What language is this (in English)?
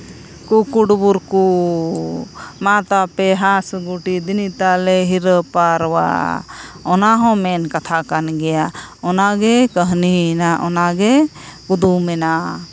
Santali